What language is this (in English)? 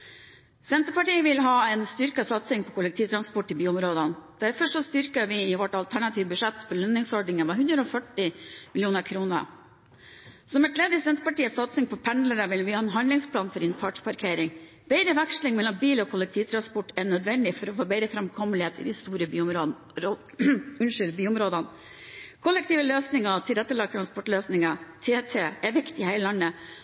Norwegian Bokmål